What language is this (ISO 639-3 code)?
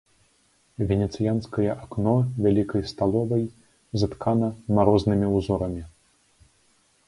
bel